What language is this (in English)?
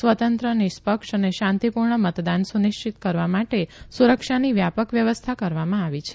Gujarati